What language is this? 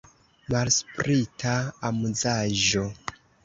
Esperanto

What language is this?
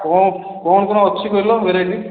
Odia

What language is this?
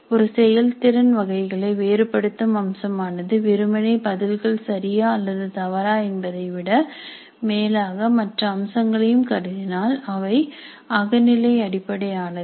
Tamil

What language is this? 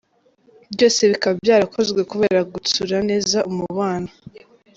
Kinyarwanda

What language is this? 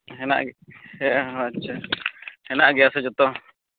Santali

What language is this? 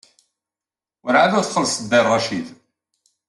Kabyle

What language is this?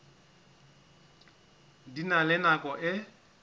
Southern Sotho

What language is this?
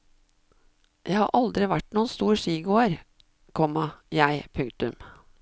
Norwegian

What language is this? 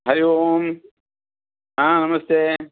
Sanskrit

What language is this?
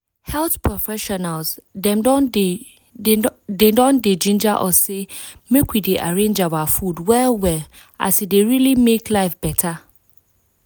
Nigerian Pidgin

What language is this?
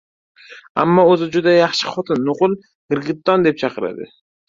Uzbek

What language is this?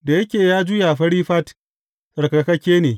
Hausa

